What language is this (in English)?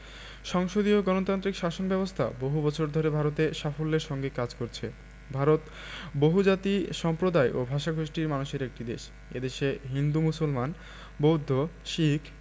Bangla